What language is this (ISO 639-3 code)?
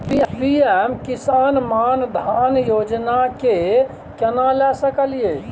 mai